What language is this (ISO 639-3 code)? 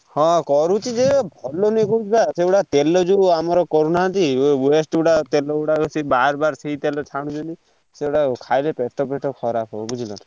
ori